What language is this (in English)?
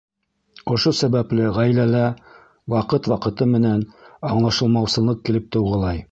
Bashkir